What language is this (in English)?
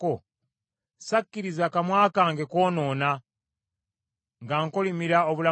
Ganda